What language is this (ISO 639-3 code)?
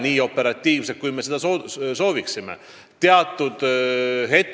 est